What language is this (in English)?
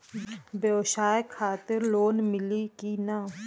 Bhojpuri